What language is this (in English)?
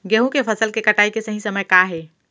Chhattisgarhi